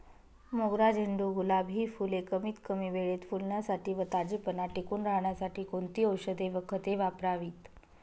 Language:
Marathi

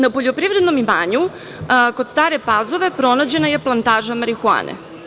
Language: Serbian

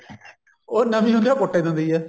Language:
Punjabi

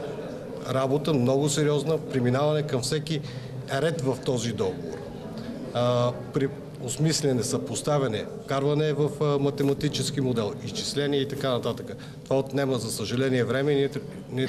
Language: Bulgarian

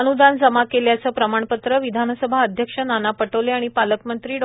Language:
Marathi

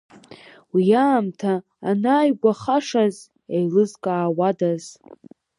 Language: Abkhazian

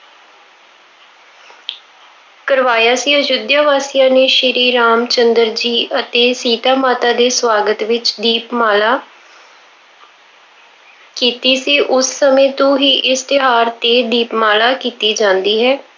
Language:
Punjabi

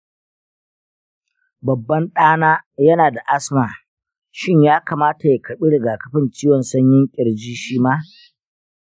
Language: Hausa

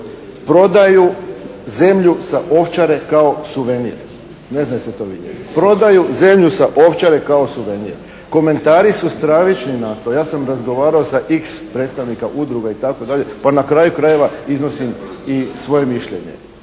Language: Croatian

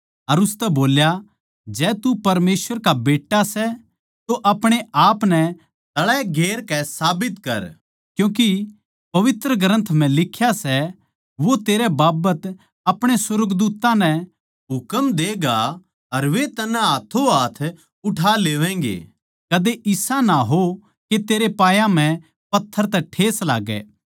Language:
Haryanvi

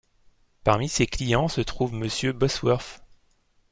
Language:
French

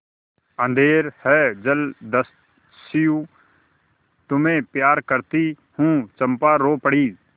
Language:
Hindi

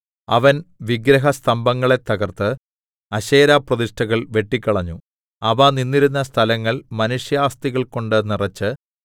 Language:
Malayalam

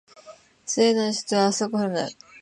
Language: Japanese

